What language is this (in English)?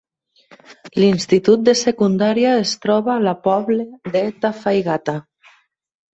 Catalan